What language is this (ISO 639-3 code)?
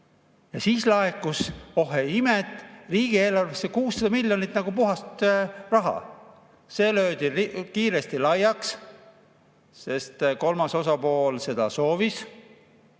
est